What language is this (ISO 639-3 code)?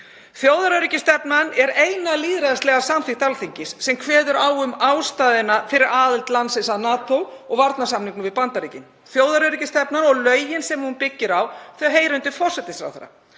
isl